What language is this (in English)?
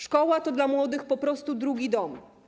Polish